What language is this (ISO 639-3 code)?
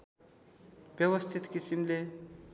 nep